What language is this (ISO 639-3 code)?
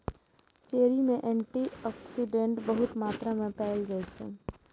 mai